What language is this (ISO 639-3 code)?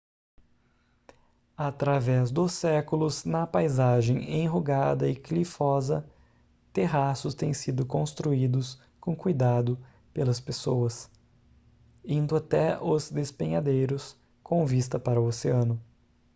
por